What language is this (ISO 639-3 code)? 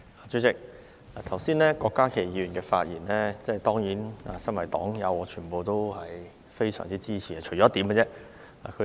yue